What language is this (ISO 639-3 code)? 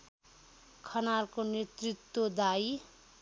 nep